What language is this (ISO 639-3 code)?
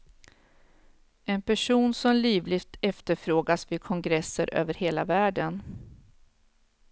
swe